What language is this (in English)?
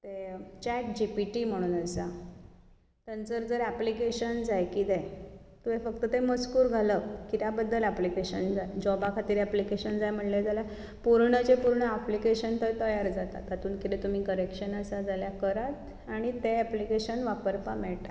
Konkani